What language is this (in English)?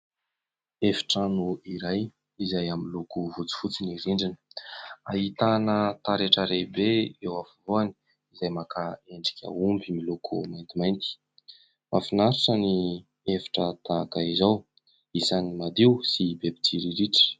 Malagasy